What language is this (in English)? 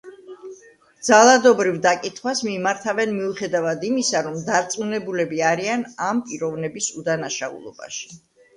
Georgian